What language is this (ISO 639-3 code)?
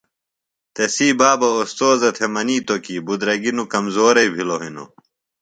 phl